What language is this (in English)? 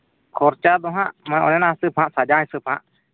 Santali